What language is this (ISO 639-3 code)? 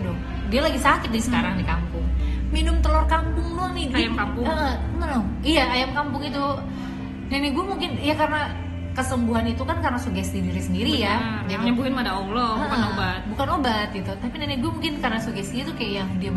ind